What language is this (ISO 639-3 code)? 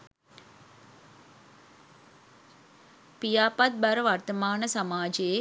sin